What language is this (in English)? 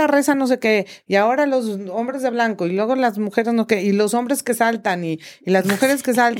Spanish